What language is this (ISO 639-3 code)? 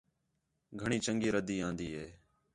xhe